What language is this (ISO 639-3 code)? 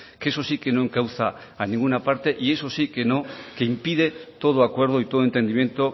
spa